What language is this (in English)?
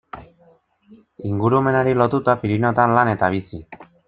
Basque